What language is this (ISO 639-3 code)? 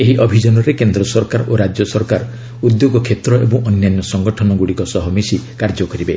ori